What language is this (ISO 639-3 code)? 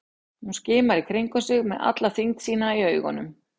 isl